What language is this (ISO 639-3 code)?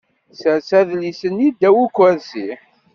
kab